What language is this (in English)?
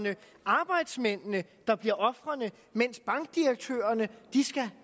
Danish